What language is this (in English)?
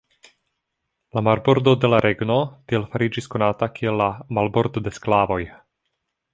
Esperanto